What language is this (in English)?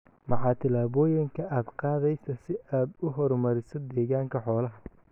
Somali